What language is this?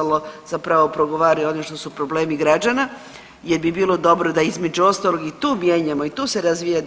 Croatian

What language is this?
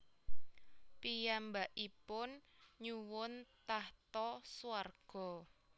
Javanese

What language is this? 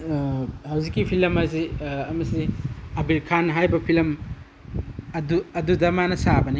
Manipuri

